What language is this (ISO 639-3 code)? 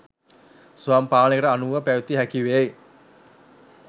sin